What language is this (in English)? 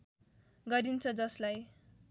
Nepali